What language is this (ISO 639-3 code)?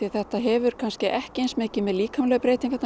isl